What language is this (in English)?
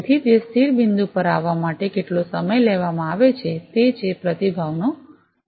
Gujarati